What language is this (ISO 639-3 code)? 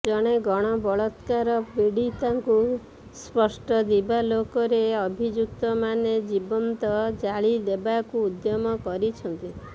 ori